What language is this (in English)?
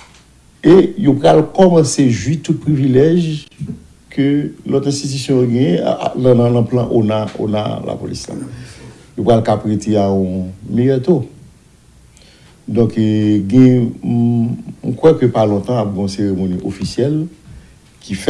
French